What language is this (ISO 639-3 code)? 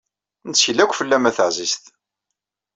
kab